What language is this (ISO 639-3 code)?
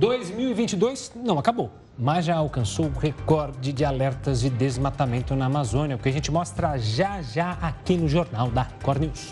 por